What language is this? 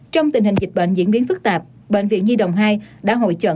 Vietnamese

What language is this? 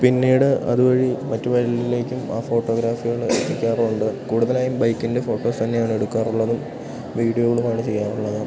Malayalam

